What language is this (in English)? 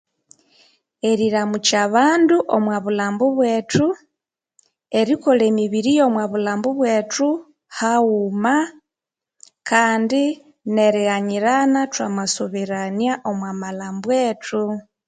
Konzo